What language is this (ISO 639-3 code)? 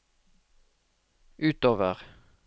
nor